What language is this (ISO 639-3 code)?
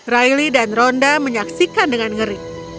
ind